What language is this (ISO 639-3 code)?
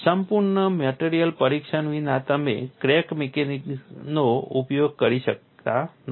guj